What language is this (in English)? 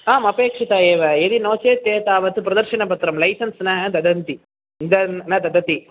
Sanskrit